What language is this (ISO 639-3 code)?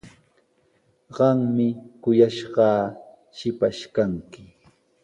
qws